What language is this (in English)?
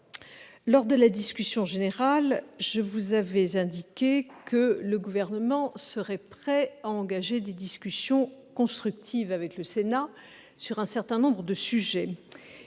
French